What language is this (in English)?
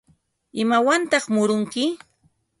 Ambo-Pasco Quechua